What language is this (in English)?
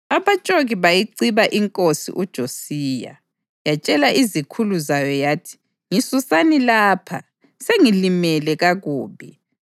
North Ndebele